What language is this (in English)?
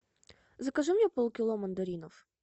Russian